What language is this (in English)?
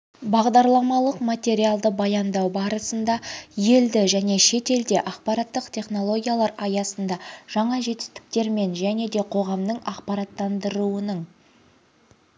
Kazakh